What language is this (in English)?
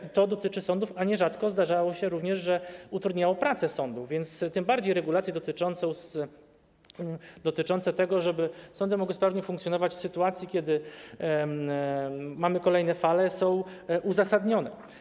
Polish